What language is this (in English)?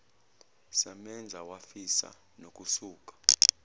Zulu